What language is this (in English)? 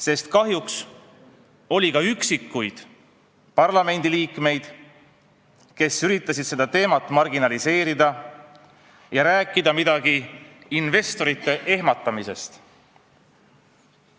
Estonian